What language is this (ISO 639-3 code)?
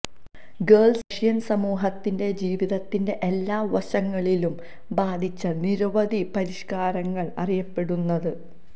mal